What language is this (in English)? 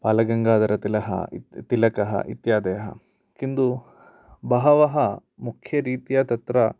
Sanskrit